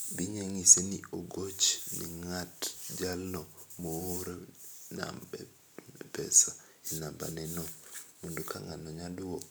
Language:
Luo (Kenya and Tanzania)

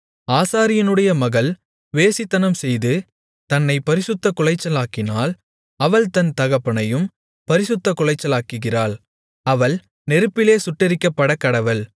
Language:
Tamil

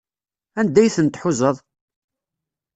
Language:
Kabyle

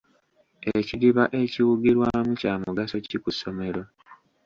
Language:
Ganda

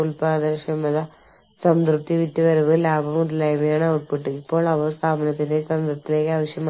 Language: Malayalam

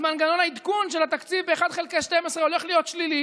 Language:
Hebrew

